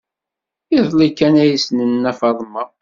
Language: Kabyle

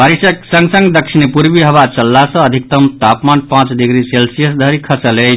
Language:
Maithili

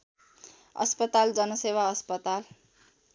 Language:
Nepali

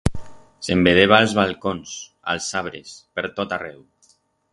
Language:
Aragonese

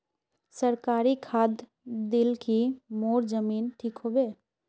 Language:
Magahi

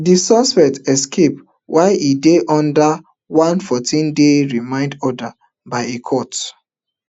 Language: Nigerian Pidgin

